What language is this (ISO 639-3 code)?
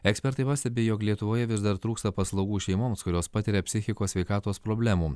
lit